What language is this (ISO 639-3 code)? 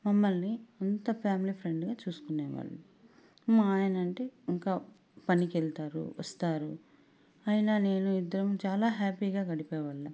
tel